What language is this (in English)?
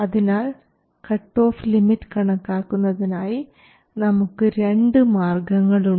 Malayalam